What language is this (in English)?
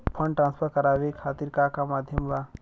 Bhojpuri